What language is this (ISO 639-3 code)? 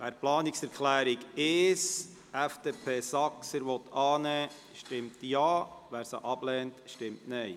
gsw